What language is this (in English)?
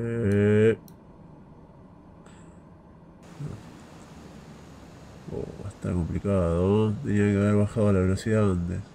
Spanish